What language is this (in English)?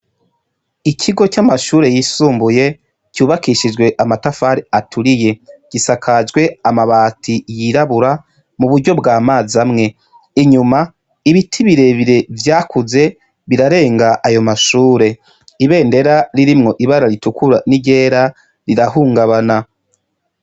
Rundi